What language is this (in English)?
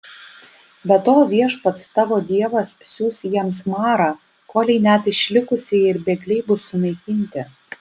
Lithuanian